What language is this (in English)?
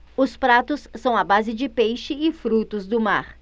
Portuguese